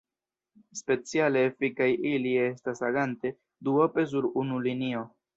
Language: Esperanto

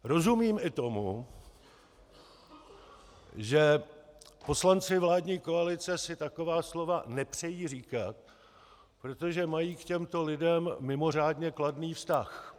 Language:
Czech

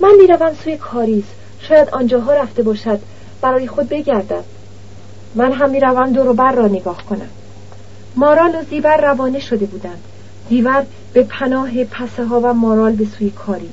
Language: Persian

